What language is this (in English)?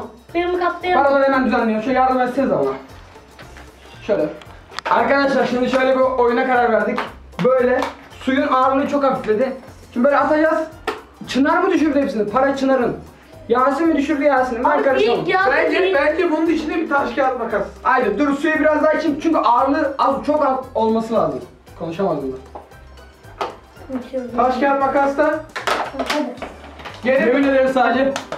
Turkish